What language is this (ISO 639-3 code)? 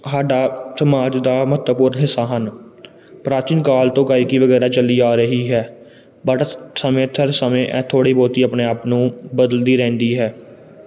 pan